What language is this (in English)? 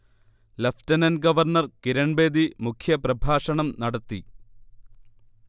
Malayalam